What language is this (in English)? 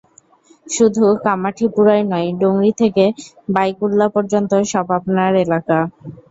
Bangla